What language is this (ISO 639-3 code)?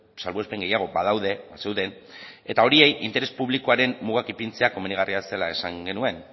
eus